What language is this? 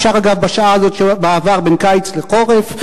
Hebrew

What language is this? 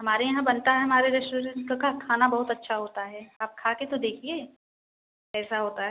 Hindi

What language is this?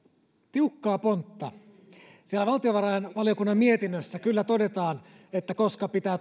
Finnish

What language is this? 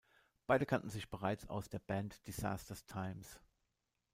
German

